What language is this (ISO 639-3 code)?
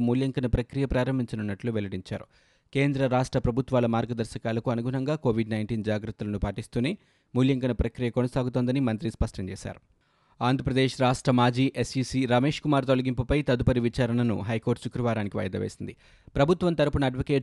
tel